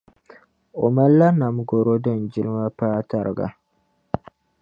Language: Dagbani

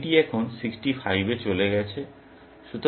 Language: Bangla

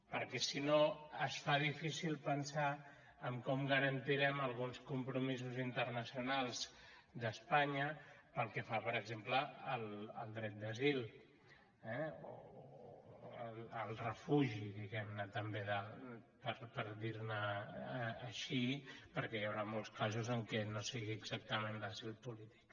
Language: Catalan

